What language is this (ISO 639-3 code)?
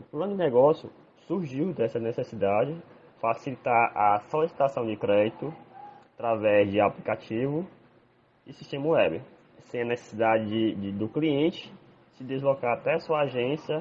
por